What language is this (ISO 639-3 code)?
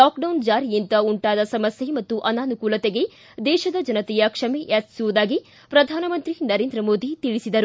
kan